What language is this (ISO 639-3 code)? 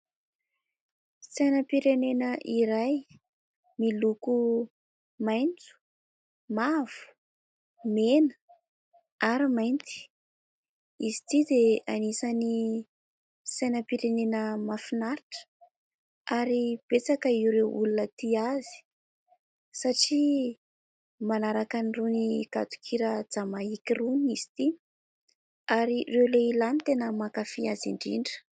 mlg